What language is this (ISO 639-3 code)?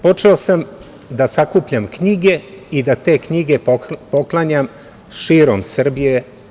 srp